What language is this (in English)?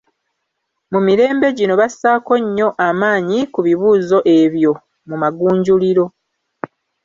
Ganda